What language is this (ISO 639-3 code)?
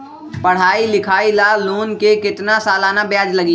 mag